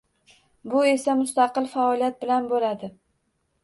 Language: Uzbek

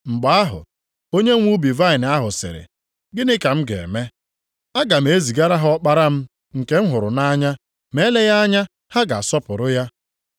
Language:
Igbo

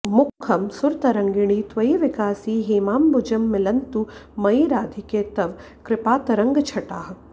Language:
Sanskrit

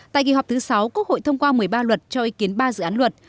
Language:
Vietnamese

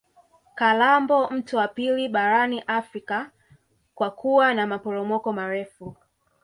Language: Swahili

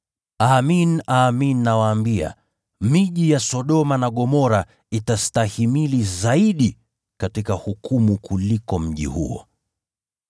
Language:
Swahili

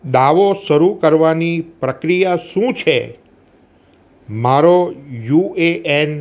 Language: Gujarati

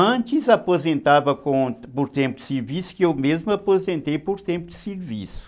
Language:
Portuguese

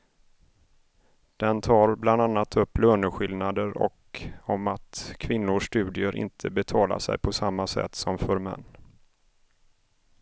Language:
Swedish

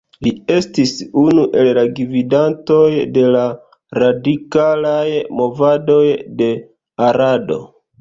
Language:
Esperanto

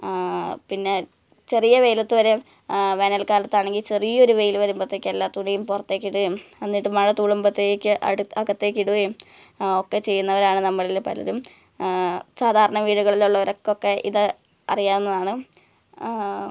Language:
Malayalam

